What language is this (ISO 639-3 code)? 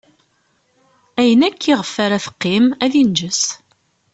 kab